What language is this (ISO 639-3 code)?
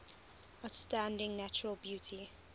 eng